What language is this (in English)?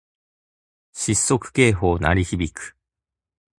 Japanese